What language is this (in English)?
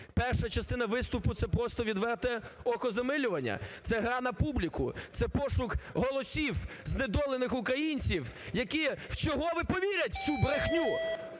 Ukrainian